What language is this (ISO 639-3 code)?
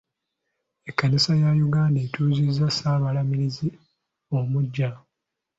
lug